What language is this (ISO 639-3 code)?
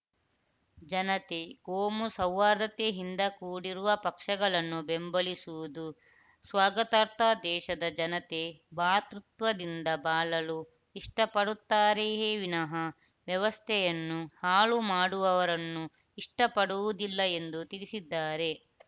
kan